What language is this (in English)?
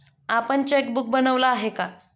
Marathi